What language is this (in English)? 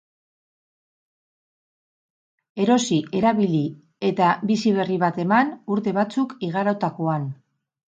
Basque